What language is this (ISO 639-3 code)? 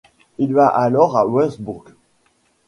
fra